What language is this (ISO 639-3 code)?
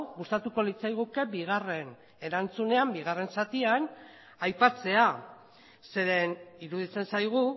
eus